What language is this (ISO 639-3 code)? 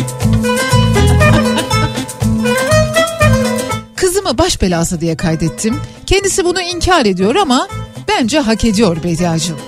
tur